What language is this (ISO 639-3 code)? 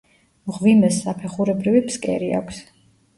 kat